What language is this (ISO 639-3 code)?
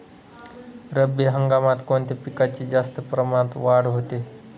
mar